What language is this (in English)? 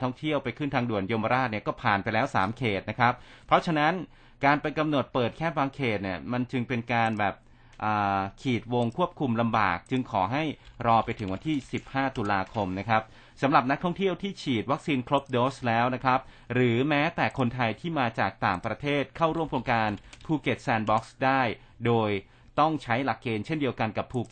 Thai